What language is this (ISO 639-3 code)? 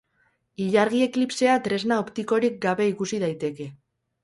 eus